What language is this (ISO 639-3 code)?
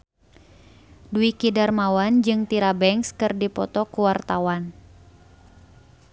sun